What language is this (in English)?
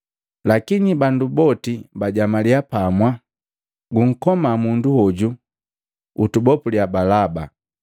Matengo